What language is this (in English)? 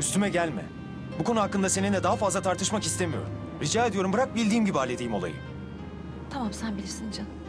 Turkish